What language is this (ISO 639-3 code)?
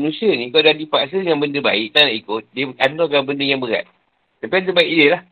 msa